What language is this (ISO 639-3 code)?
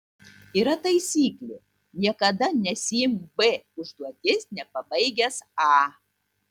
lit